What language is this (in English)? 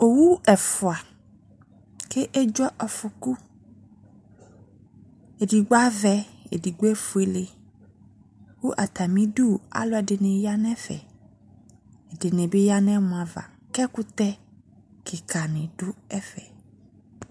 Ikposo